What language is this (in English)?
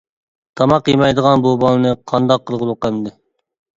Uyghur